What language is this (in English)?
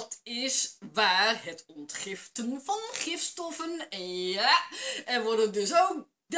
Dutch